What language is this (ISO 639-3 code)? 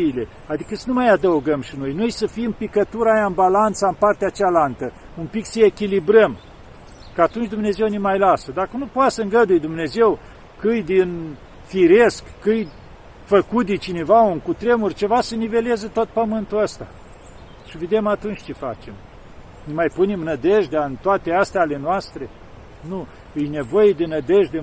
ron